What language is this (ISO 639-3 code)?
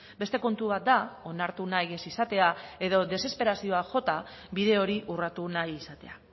eus